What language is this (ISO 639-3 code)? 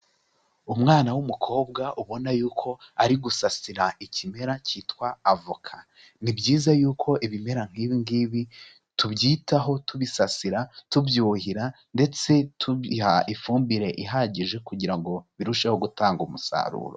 kin